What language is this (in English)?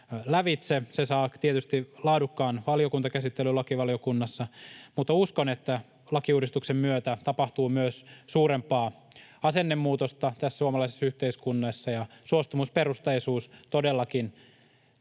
Finnish